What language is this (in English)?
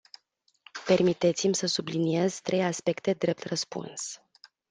Romanian